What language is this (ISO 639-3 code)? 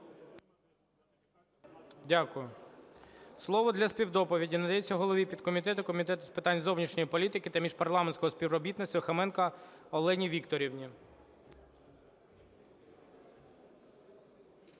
ukr